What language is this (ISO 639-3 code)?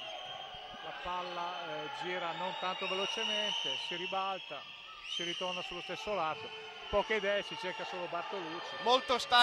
ita